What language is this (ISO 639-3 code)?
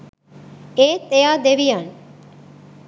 sin